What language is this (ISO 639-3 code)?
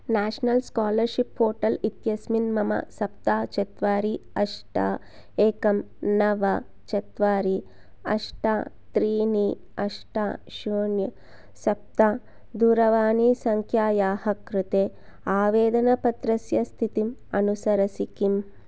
san